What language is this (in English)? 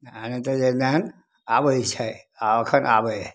Maithili